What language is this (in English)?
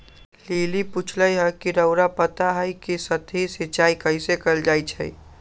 Magahi